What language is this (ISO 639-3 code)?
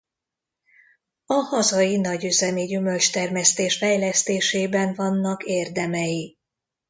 hun